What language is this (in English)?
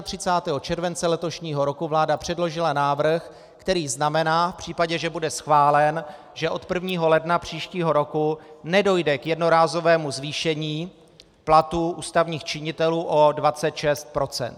Czech